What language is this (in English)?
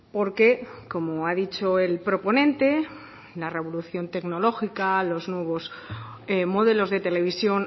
Spanish